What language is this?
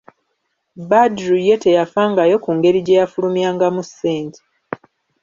Ganda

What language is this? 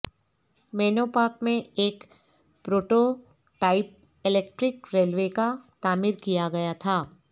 Urdu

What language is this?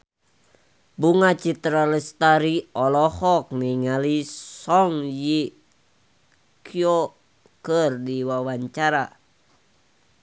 Sundanese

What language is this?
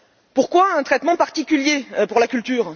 French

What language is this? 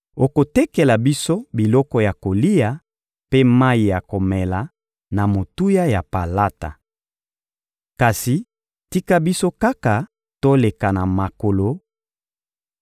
Lingala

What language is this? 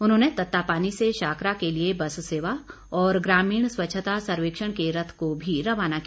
Hindi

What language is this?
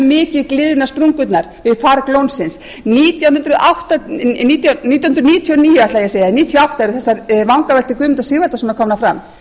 Icelandic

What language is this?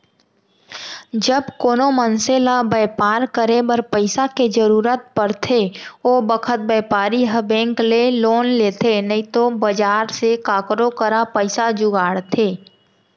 Chhattisgarhi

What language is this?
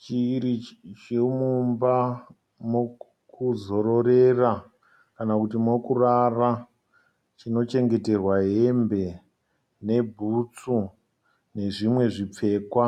Shona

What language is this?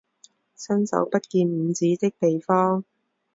Chinese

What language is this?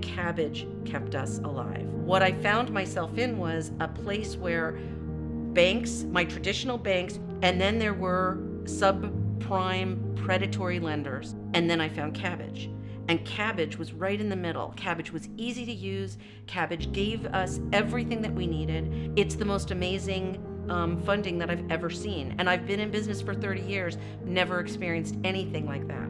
English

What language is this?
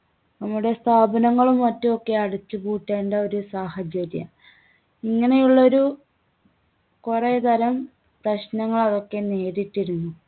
Malayalam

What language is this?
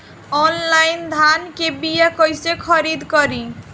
Bhojpuri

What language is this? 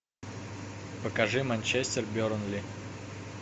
Russian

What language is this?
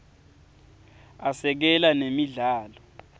Swati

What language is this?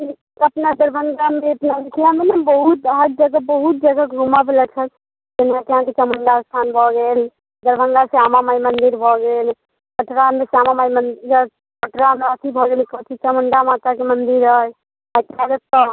Maithili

